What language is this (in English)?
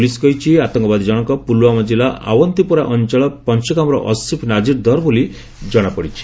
Odia